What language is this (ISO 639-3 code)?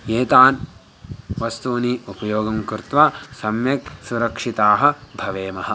san